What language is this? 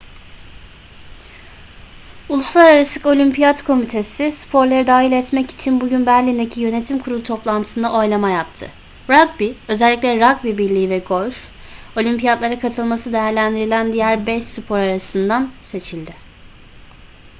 Turkish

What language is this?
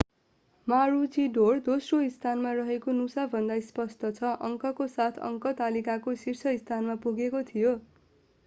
Nepali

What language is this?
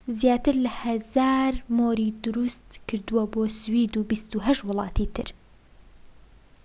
Central Kurdish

